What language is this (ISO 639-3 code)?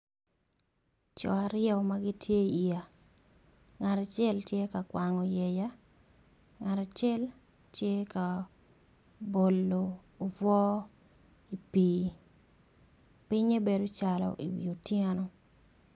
ach